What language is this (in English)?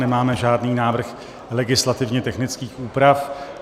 Czech